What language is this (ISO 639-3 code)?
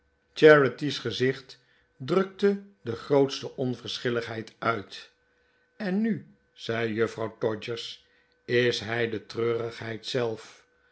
nld